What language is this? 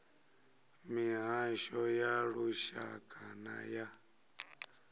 Venda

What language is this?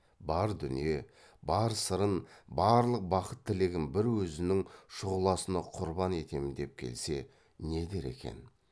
Kazakh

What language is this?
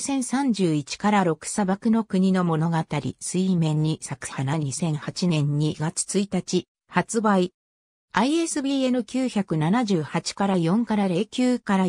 Japanese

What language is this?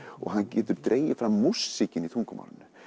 Icelandic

